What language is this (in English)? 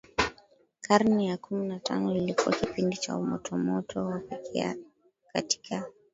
Swahili